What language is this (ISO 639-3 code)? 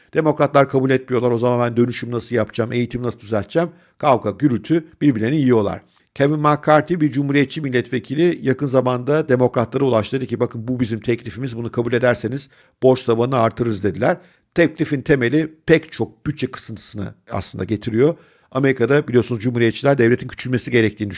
tur